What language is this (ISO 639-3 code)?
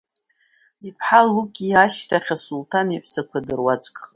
abk